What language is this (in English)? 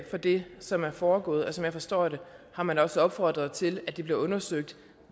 Danish